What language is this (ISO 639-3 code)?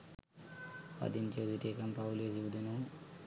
sin